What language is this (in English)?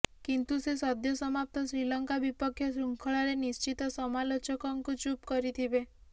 Odia